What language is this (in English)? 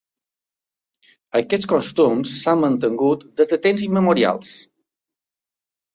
Catalan